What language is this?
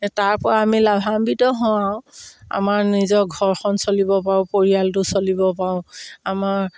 Assamese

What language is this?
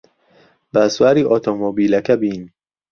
Central Kurdish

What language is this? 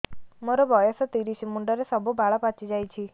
Odia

